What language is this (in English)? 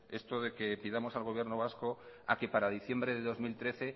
Spanish